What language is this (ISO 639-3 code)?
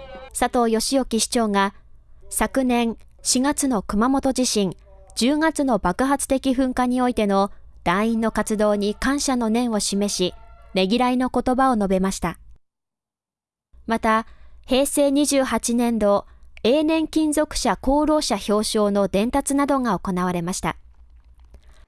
jpn